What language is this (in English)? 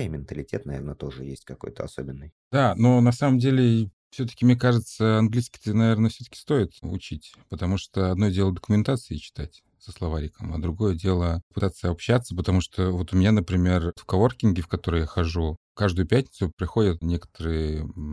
Russian